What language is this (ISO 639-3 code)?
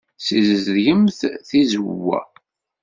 kab